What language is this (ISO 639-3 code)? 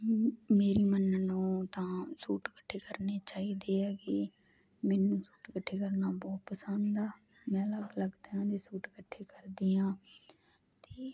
pan